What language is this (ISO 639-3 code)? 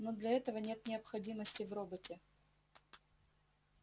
rus